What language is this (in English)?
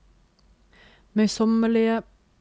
Norwegian